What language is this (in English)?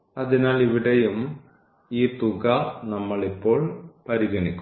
Malayalam